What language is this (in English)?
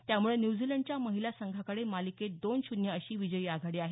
Marathi